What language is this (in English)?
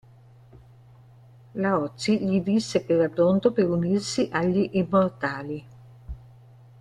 Italian